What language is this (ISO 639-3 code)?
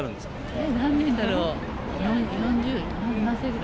jpn